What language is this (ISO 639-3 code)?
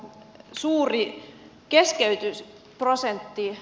fin